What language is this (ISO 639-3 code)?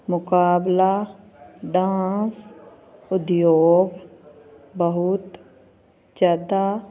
pan